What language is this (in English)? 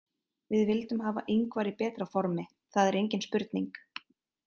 Icelandic